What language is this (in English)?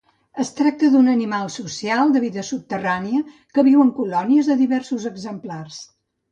Catalan